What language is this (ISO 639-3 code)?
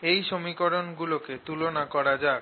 ben